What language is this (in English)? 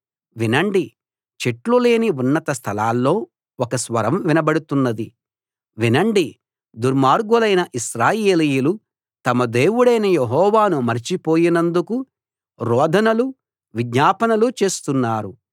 Telugu